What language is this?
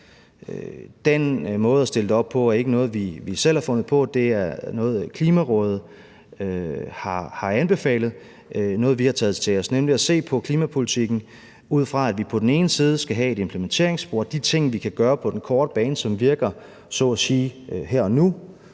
Danish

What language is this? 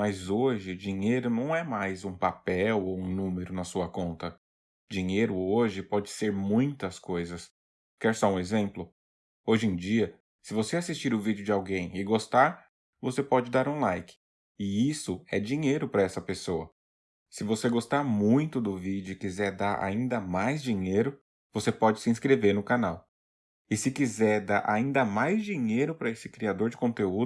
Portuguese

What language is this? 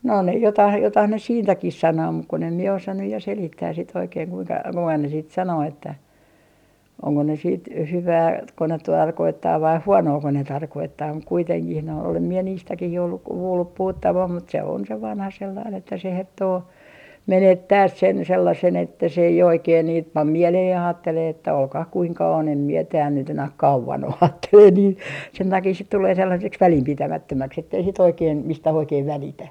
Finnish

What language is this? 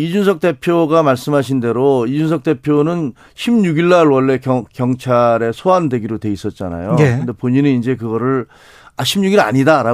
Korean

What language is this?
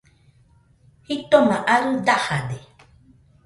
Nüpode Huitoto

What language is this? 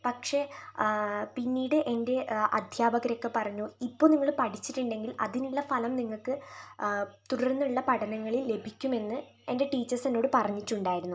Malayalam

